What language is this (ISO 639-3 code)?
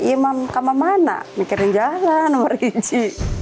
ind